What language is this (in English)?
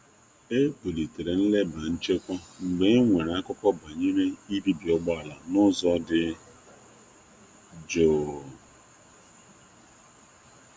Igbo